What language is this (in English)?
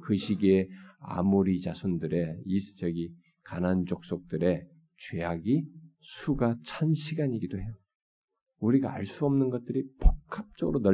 Korean